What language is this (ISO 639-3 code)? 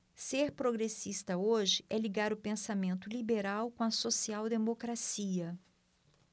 por